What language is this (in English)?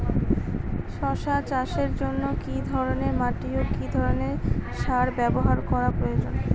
Bangla